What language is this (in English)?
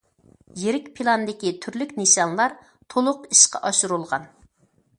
Uyghur